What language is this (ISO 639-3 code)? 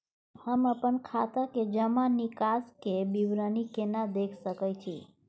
mai